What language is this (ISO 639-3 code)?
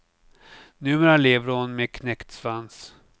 swe